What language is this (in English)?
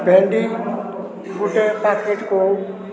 Odia